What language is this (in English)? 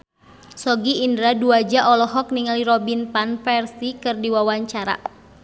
Sundanese